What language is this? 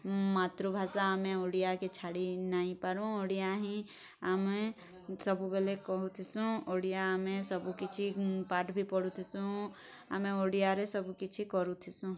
Odia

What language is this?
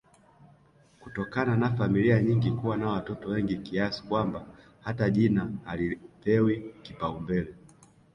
Swahili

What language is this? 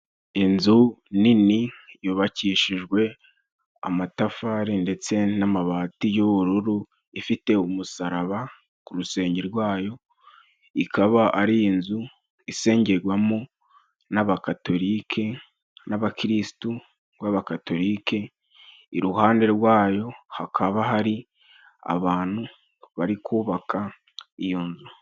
Kinyarwanda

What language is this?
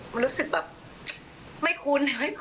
Thai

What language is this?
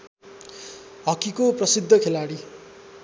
Nepali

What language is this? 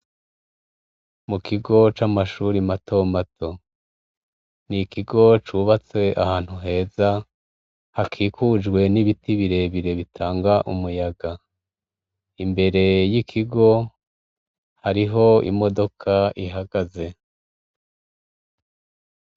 Rundi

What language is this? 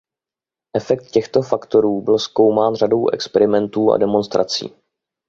Czech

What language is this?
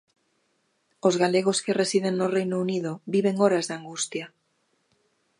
Galician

